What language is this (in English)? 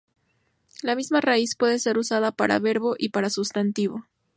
Spanish